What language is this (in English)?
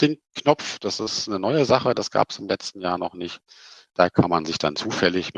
German